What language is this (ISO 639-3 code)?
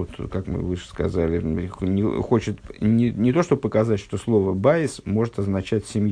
rus